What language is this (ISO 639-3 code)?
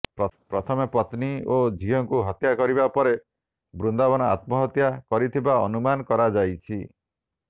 ori